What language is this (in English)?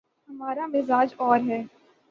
Urdu